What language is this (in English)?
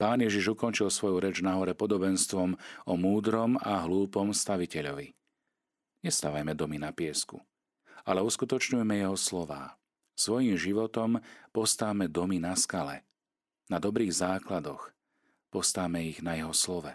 Slovak